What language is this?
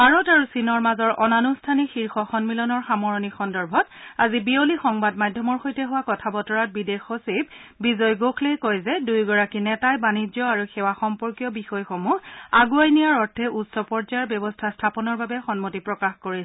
Assamese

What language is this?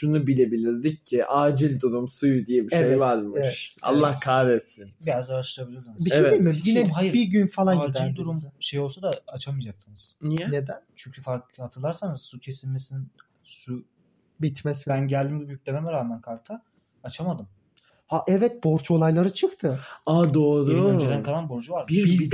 Turkish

